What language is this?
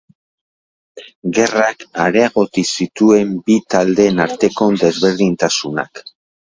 Basque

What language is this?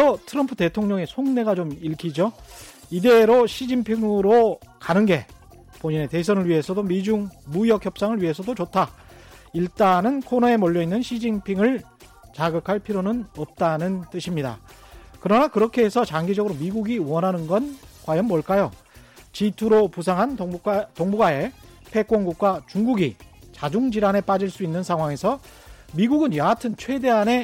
Korean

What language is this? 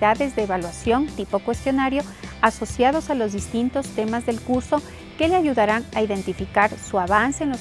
Spanish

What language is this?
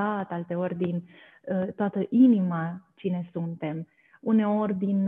Romanian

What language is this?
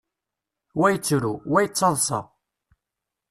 Kabyle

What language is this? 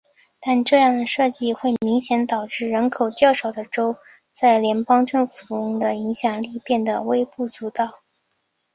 Chinese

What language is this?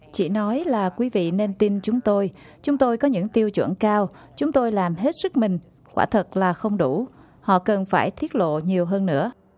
Vietnamese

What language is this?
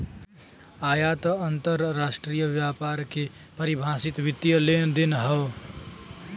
Bhojpuri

